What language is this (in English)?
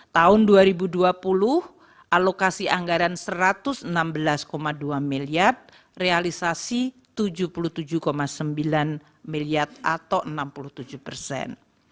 Indonesian